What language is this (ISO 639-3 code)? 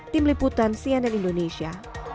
ind